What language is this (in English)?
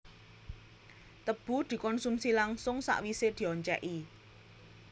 Javanese